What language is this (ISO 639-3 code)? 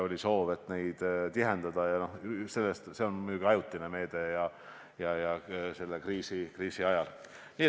est